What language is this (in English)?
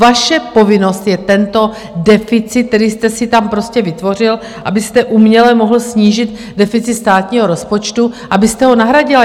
Czech